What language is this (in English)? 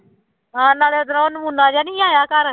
Punjabi